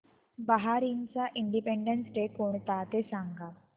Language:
Marathi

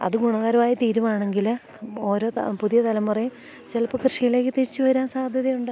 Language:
Malayalam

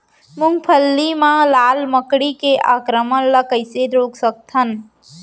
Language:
Chhattisgarhi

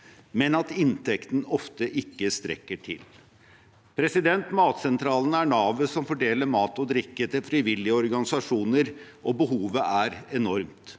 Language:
Norwegian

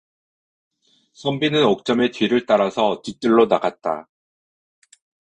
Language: Korean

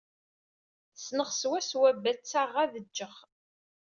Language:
Kabyle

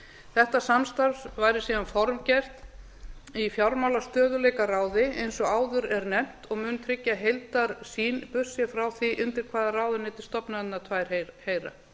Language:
Icelandic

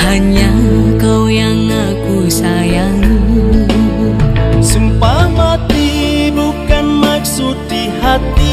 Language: Indonesian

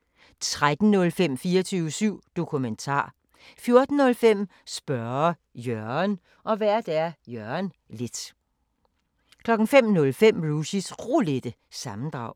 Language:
Danish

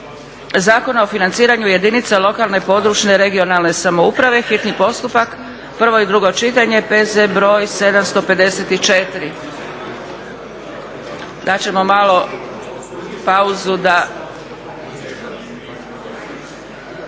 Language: Croatian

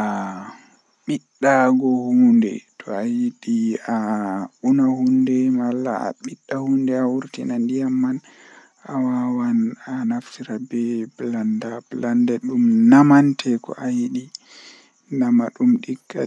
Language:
Western Niger Fulfulde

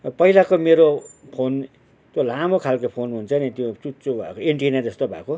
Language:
Nepali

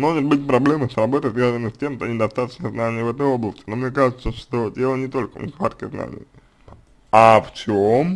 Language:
Russian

